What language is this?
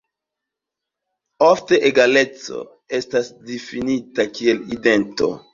Esperanto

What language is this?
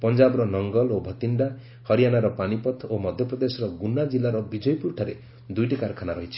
Odia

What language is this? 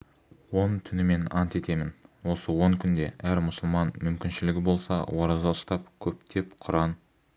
Kazakh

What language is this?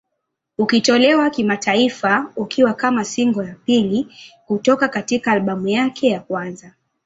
Swahili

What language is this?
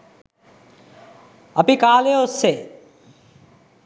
Sinhala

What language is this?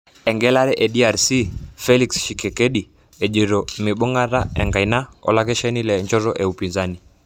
Masai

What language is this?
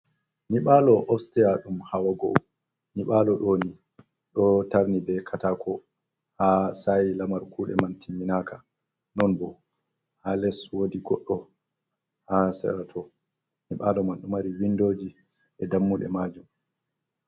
Fula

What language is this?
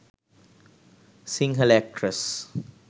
Sinhala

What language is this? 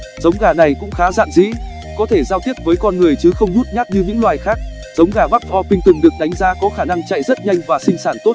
Vietnamese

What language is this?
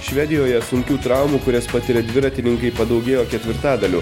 Lithuanian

